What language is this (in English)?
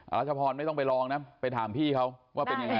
Thai